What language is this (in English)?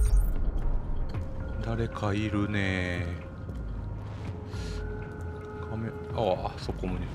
Japanese